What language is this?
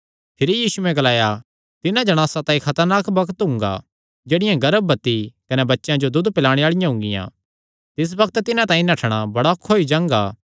Kangri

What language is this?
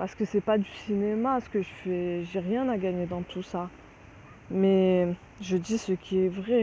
French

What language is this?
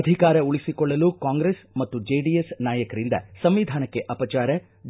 Kannada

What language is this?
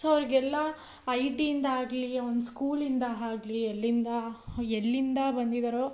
Kannada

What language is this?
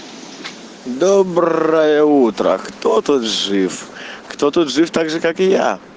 Russian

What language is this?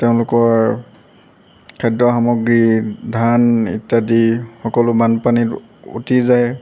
Assamese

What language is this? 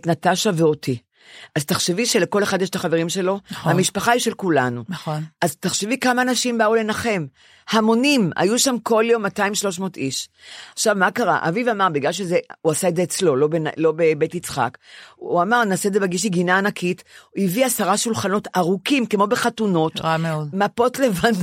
Hebrew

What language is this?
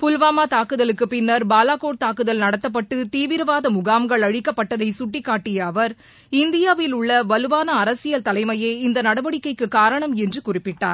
Tamil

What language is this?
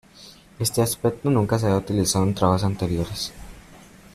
Spanish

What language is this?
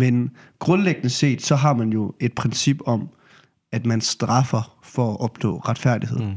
Danish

